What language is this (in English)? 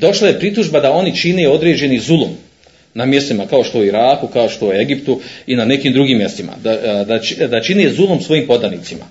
Croatian